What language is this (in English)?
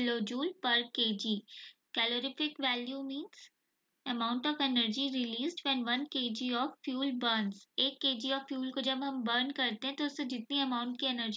Hindi